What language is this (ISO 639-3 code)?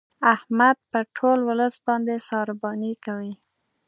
pus